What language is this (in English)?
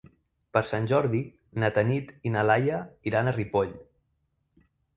Catalan